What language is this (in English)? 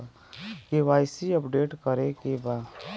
Bhojpuri